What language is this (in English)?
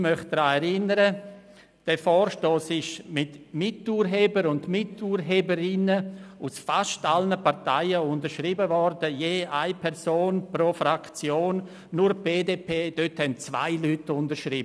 Swiss German